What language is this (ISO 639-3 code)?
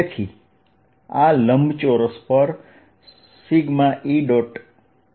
guj